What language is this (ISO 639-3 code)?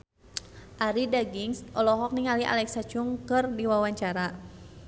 sun